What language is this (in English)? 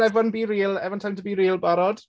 Welsh